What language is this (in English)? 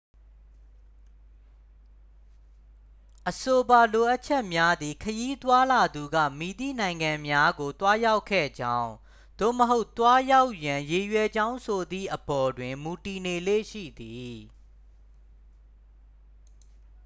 Burmese